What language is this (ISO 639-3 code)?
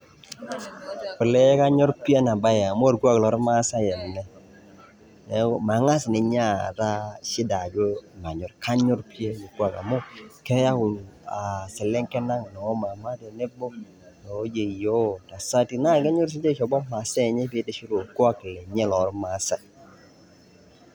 mas